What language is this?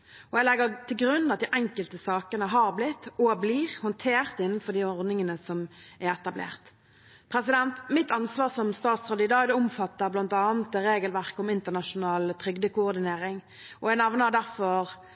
Norwegian Bokmål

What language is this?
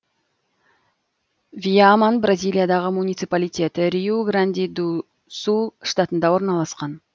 Kazakh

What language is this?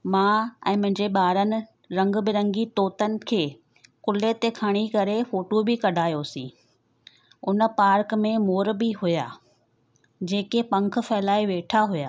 Sindhi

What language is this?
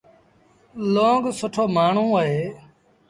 Sindhi Bhil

